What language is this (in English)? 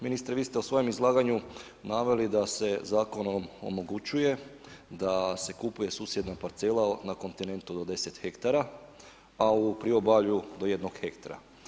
Croatian